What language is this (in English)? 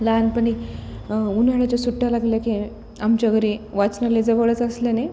Marathi